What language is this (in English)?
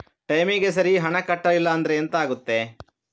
Kannada